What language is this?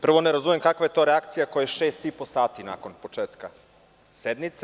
Serbian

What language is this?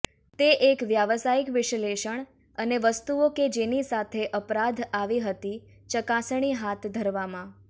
Gujarati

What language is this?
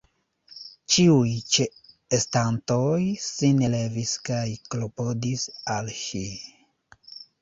Esperanto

